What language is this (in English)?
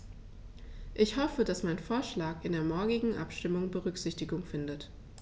German